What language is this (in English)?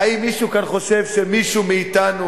Hebrew